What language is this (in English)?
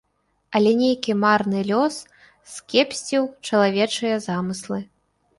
Belarusian